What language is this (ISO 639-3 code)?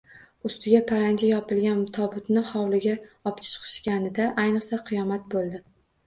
uzb